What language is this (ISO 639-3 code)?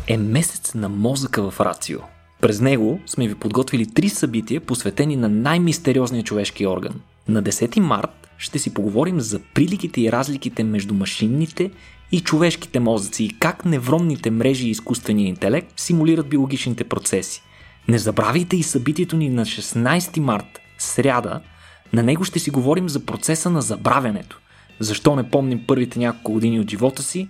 bul